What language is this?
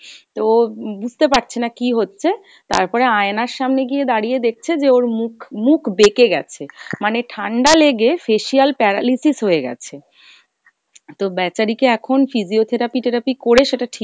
Bangla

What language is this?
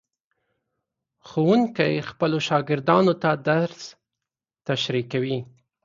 Pashto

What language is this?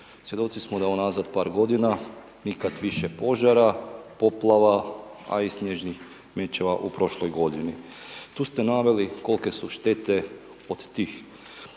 Croatian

